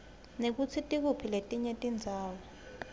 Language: Swati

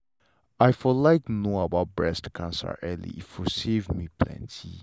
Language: Nigerian Pidgin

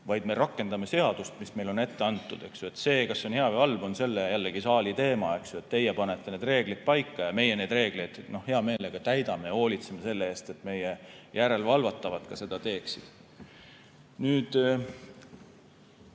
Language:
Estonian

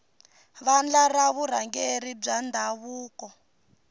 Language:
Tsonga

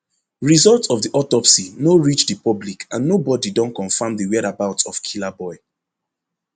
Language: Nigerian Pidgin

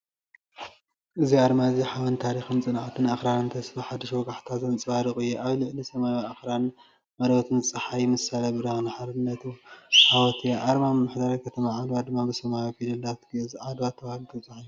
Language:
Tigrinya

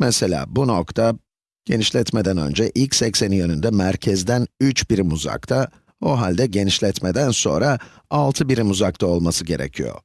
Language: Turkish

